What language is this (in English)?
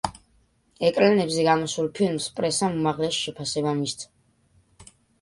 Georgian